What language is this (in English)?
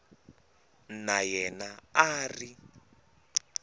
Tsonga